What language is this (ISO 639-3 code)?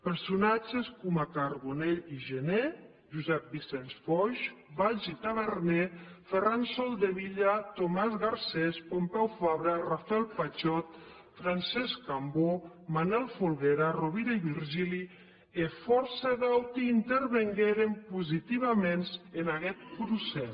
cat